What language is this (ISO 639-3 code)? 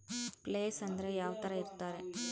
kan